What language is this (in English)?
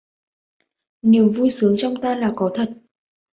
Vietnamese